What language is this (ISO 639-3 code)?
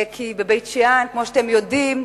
heb